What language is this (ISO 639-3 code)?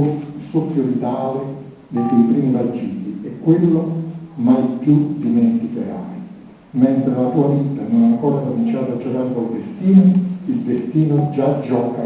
ita